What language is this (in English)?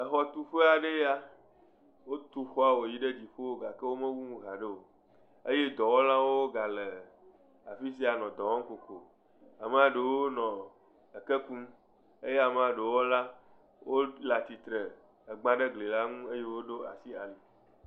Ewe